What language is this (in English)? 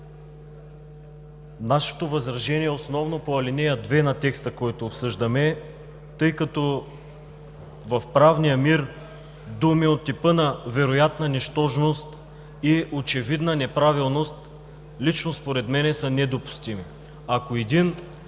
Bulgarian